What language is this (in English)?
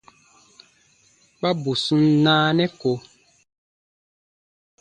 Baatonum